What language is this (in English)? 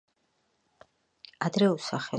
Georgian